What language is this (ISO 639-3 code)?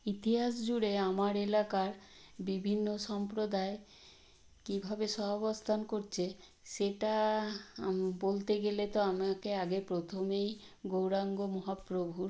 ben